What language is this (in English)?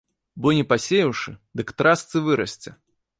Belarusian